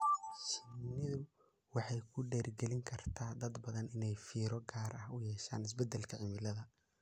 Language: Somali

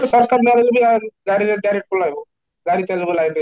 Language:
Odia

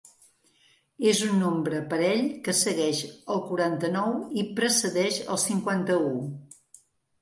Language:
Catalan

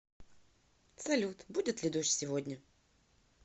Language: Russian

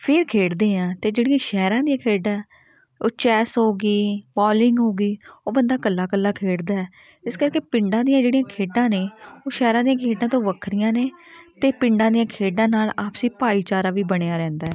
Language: Punjabi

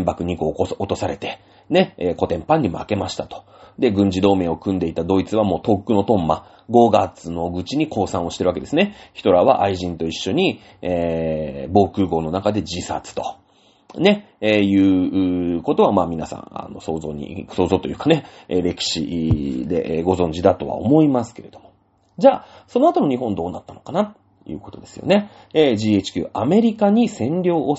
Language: Japanese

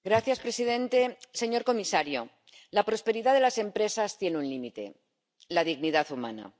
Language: Spanish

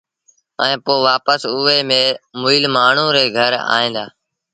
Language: Sindhi Bhil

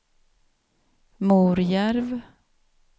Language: Swedish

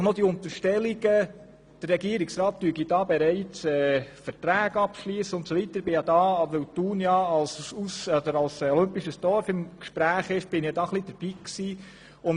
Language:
Swiss German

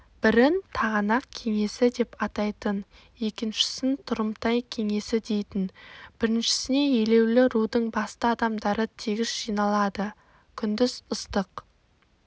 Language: Kazakh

